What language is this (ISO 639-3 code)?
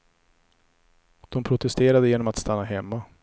swe